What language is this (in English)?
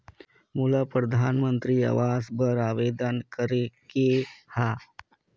Chhattisgarhi